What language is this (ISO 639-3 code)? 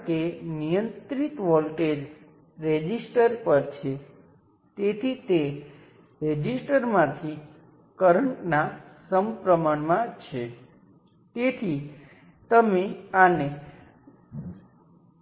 guj